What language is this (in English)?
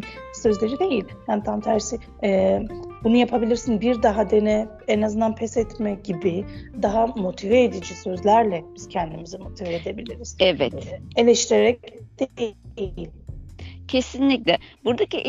Turkish